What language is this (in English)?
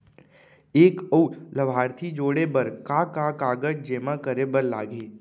Chhattisgarhi